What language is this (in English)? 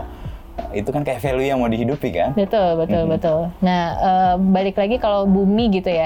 Indonesian